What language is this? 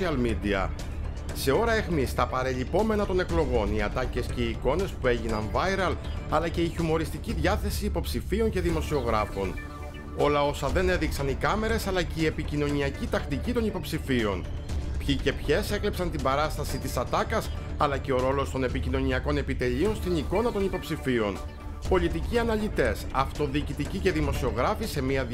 Greek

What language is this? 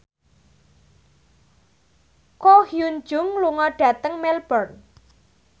Javanese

